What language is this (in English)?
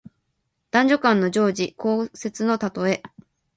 Japanese